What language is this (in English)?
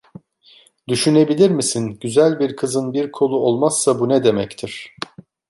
Turkish